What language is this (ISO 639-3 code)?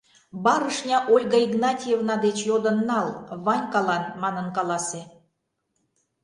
chm